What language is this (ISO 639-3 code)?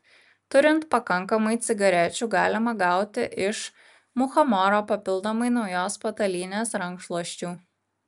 lit